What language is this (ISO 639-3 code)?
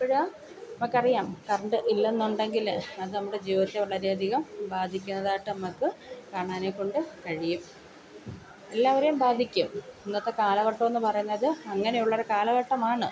mal